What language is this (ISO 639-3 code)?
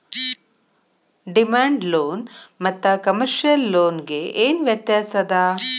kan